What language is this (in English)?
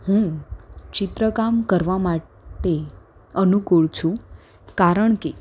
Gujarati